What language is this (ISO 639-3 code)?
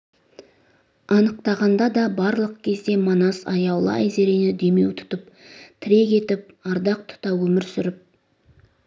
kaz